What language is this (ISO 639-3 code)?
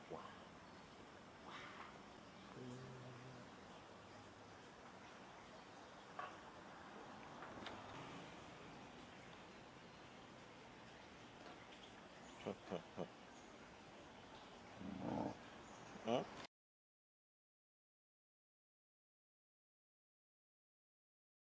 tha